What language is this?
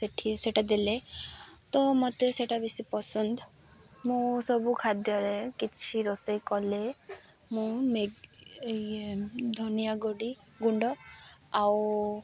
Odia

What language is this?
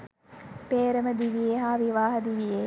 Sinhala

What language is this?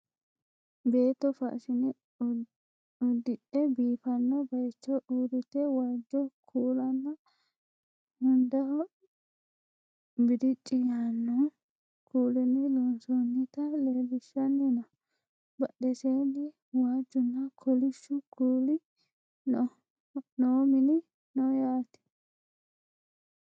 Sidamo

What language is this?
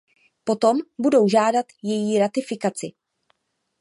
Czech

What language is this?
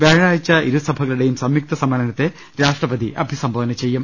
Malayalam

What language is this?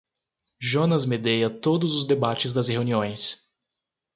Portuguese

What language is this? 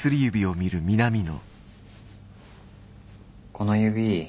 Japanese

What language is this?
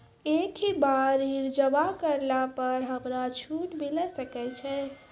Maithili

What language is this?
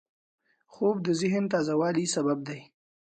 Pashto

